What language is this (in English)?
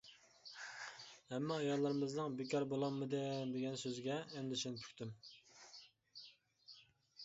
Uyghur